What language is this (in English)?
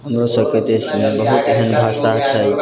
Maithili